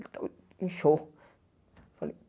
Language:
Portuguese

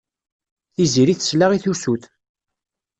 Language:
Kabyle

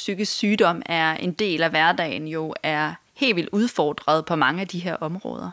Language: Danish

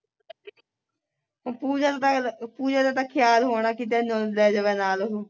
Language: Punjabi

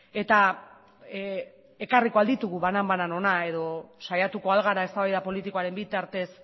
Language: Basque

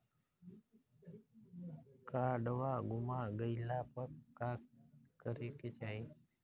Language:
Bhojpuri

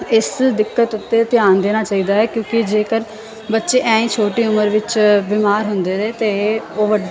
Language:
Punjabi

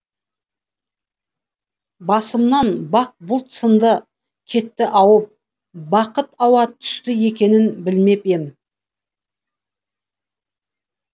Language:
Kazakh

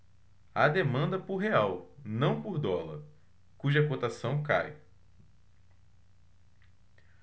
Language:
Portuguese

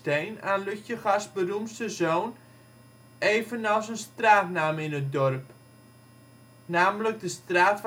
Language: Dutch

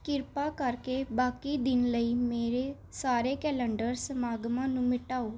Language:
Punjabi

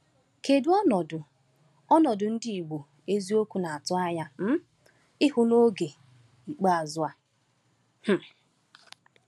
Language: Igbo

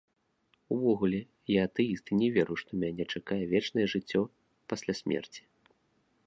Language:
Belarusian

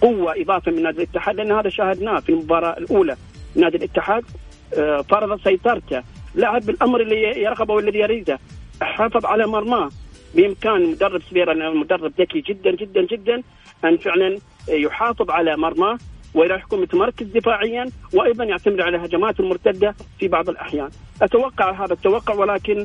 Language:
Arabic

